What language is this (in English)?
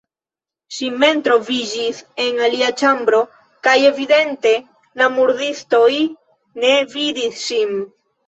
Esperanto